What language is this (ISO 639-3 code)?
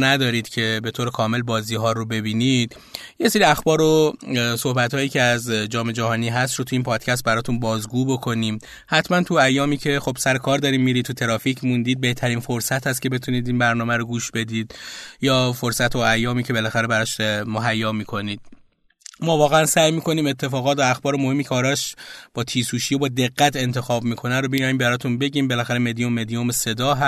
fas